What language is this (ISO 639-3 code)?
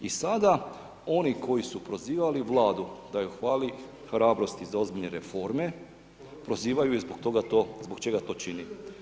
hrv